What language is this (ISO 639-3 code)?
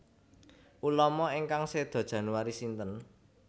jav